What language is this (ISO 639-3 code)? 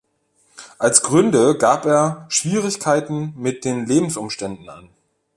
deu